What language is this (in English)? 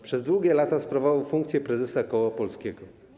Polish